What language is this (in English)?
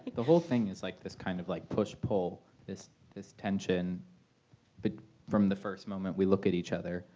English